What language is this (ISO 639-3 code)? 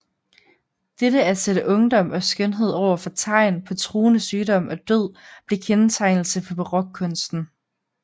dan